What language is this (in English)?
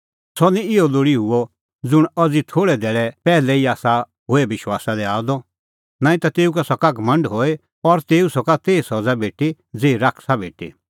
Kullu Pahari